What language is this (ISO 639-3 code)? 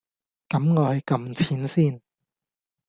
yue